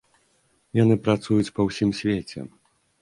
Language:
Belarusian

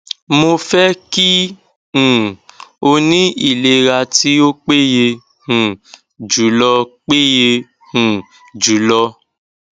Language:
Yoruba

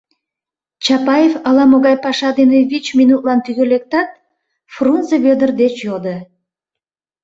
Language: Mari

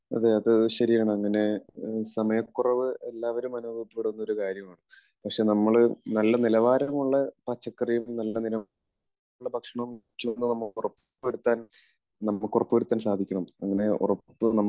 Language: Malayalam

